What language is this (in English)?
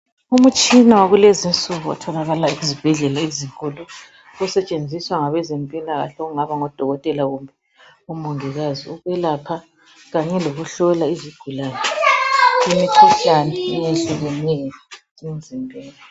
North Ndebele